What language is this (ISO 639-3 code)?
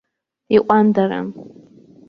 abk